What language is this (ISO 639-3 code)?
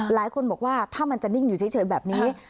tha